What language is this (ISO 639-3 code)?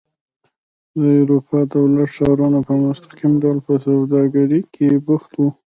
pus